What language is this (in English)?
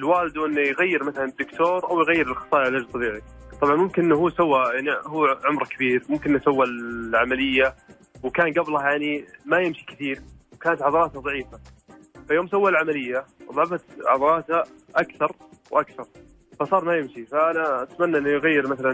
Arabic